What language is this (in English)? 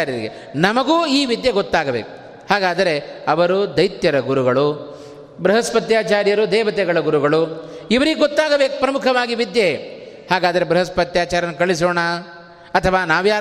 Kannada